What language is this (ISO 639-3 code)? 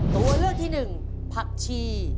tha